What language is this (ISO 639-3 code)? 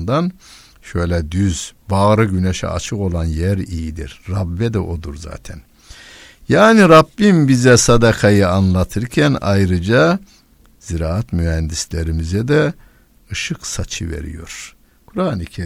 tur